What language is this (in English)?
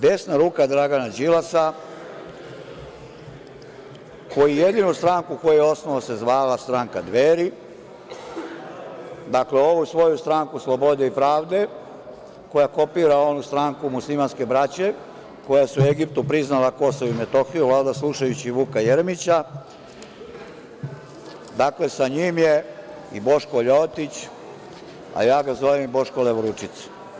Serbian